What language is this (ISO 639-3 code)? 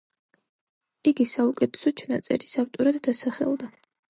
kat